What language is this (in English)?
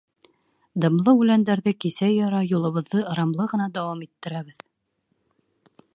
Bashkir